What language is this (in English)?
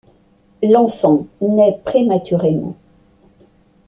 French